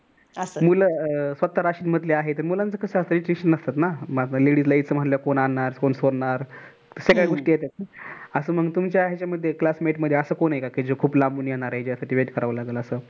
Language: Marathi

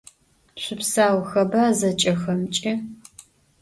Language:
Adyghe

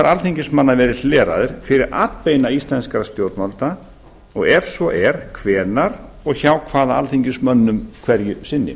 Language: Icelandic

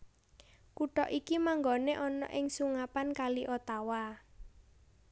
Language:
Javanese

